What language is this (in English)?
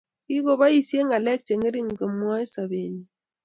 Kalenjin